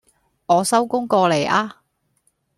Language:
Cantonese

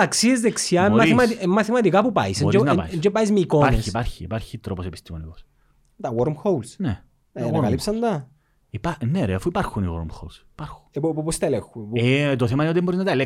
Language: Greek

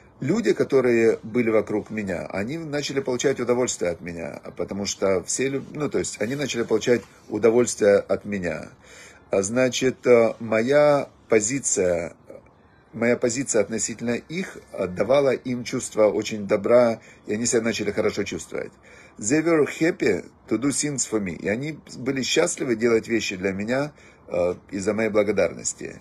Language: Russian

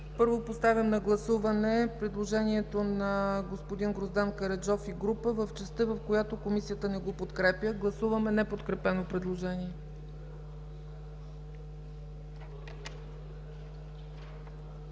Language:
Bulgarian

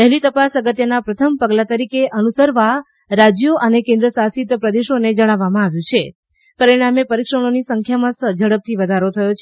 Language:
Gujarati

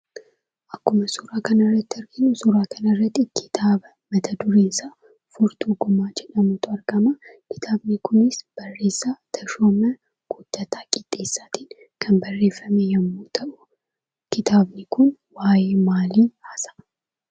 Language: Oromo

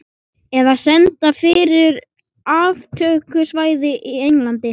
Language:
Icelandic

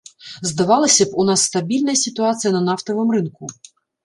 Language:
Belarusian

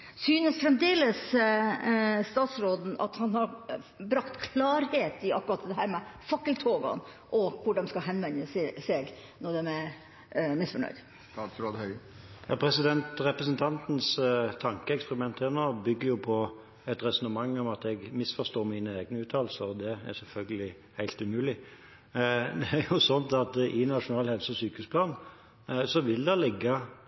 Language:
Norwegian Bokmål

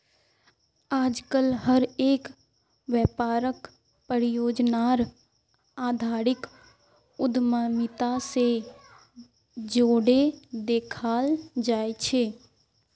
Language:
Magahi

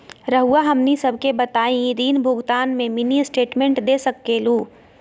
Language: Magahi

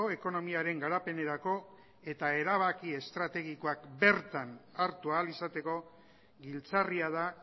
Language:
Basque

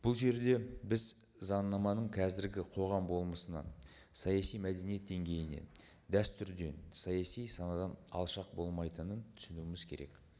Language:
Kazakh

